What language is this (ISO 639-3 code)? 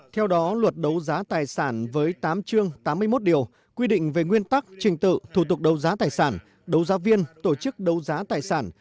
vie